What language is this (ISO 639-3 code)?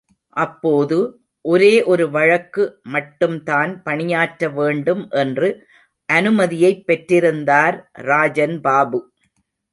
tam